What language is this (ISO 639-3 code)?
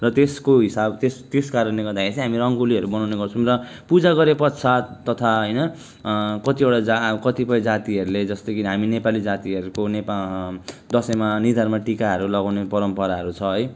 nep